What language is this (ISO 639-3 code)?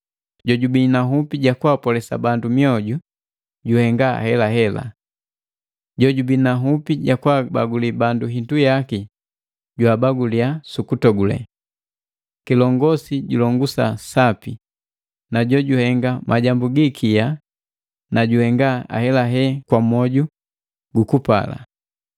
mgv